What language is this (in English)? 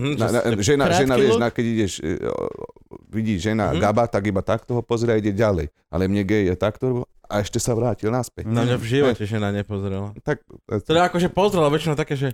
Slovak